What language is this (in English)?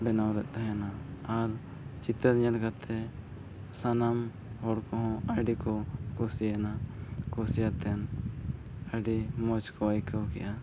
Santali